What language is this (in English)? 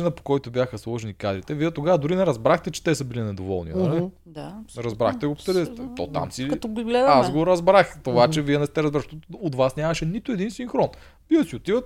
Bulgarian